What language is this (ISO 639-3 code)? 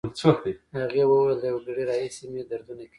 pus